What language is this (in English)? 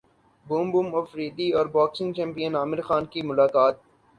Urdu